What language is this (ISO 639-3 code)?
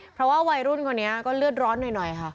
tha